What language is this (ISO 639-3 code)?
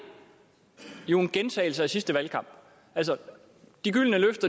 dan